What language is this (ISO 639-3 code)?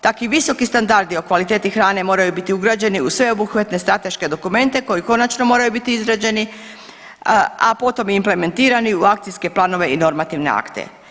hrv